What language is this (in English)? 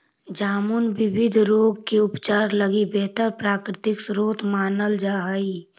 Magahi